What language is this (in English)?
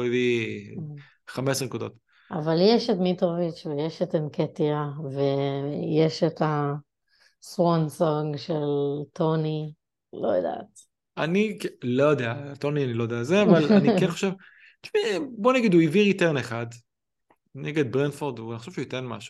Hebrew